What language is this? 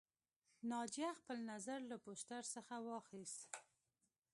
Pashto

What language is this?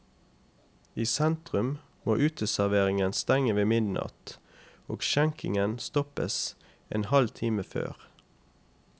Norwegian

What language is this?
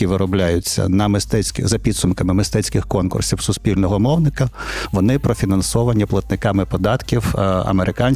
Ukrainian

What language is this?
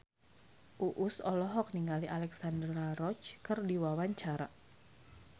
Sundanese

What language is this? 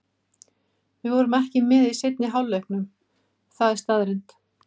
Icelandic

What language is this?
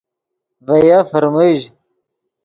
Yidgha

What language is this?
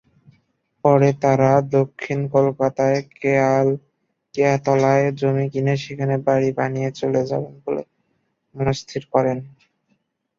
Bangla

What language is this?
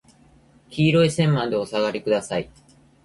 Japanese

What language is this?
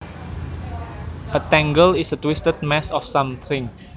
Javanese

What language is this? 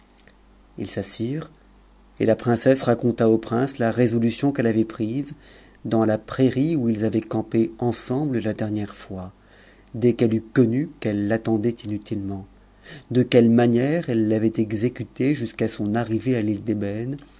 French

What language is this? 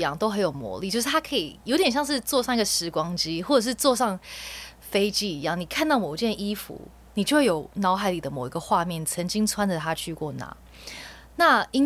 Chinese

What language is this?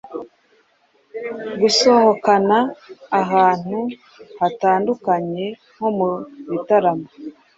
Kinyarwanda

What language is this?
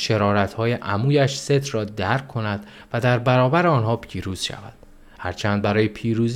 Persian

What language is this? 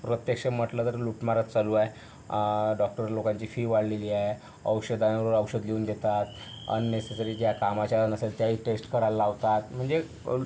Marathi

